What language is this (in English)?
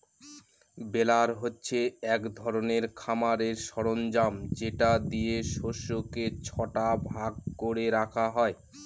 Bangla